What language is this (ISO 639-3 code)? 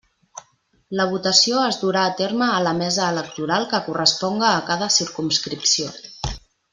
cat